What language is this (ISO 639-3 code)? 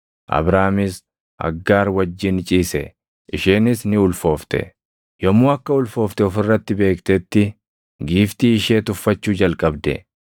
orm